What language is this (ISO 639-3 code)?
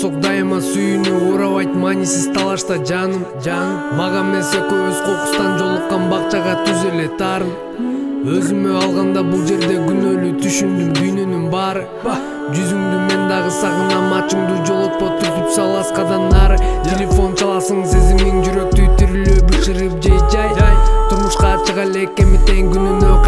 pol